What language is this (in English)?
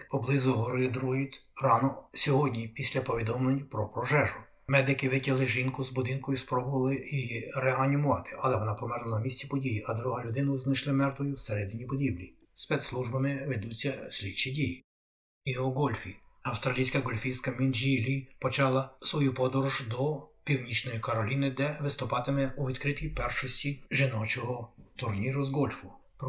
Ukrainian